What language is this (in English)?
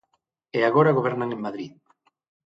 Galician